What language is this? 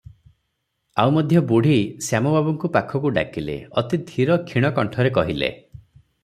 Odia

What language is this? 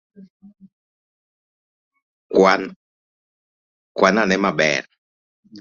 Luo (Kenya and Tanzania)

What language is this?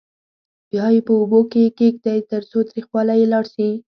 Pashto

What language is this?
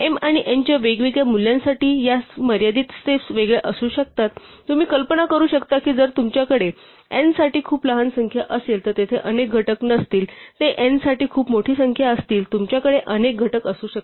Marathi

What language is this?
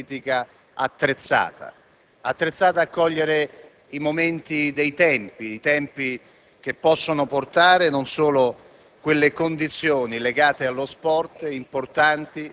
Italian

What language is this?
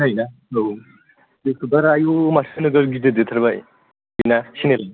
Bodo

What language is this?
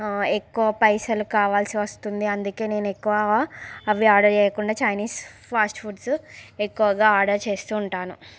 Telugu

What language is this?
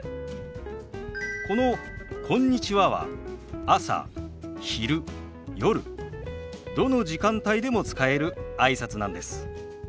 Japanese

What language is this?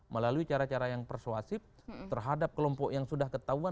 Indonesian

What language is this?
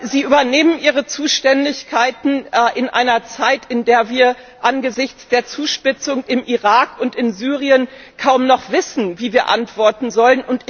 German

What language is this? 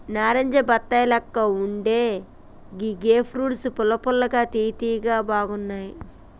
Telugu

